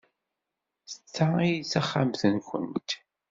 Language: Kabyle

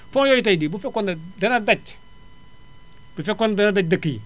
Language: Wolof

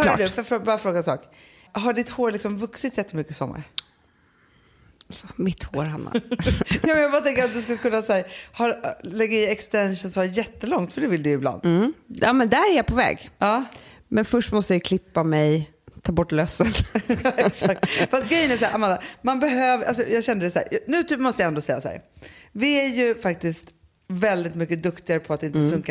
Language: Swedish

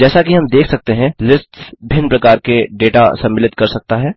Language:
Hindi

